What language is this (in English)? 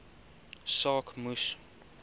Afrikaans